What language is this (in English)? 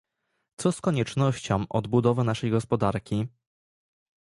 Polish